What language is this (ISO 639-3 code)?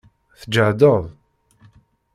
kab